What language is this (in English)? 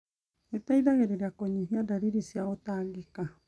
Kikuyu